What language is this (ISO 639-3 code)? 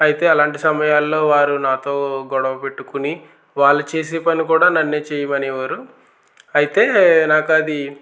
tel